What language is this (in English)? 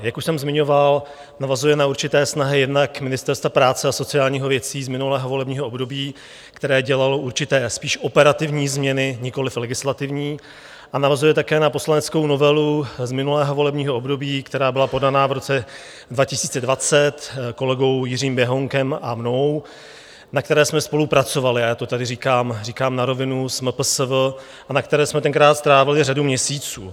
Czech